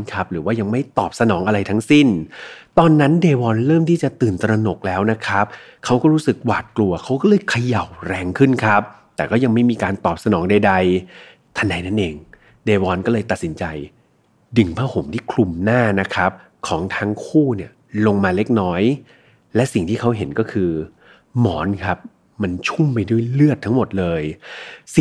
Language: Thai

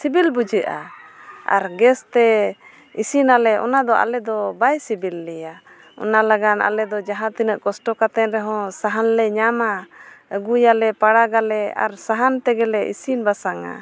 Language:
Santali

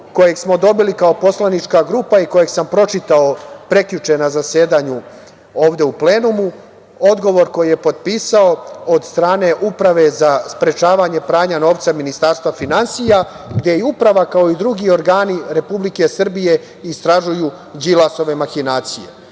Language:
Serbian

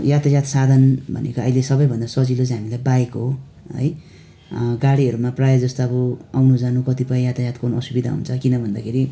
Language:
Nepali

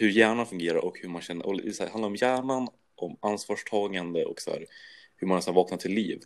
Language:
Swedish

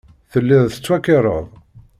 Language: Kabyle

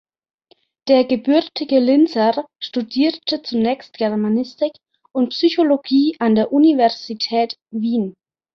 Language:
German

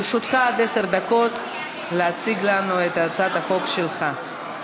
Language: Hebrew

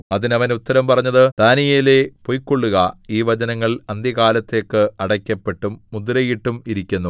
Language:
Malayalam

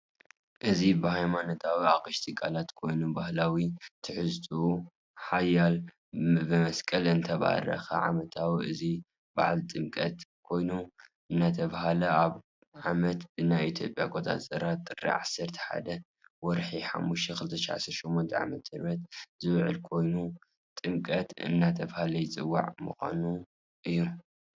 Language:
Tigrinya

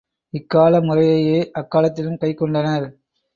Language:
Tamil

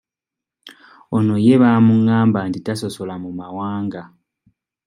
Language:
Ganda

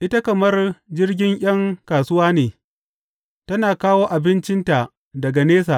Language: Hausa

